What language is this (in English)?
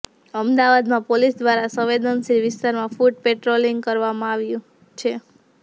Gujarati